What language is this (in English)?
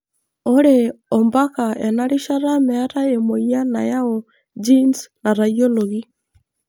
Masai